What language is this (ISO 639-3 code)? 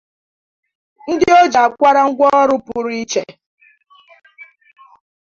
ibo